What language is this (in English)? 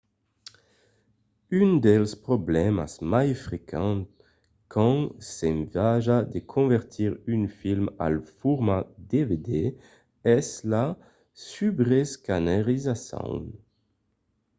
Occitan